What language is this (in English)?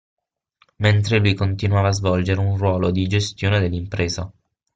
Italian